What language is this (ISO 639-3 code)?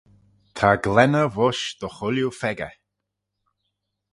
glv